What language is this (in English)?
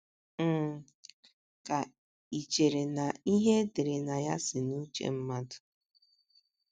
Igbo